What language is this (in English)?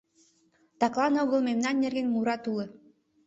Mari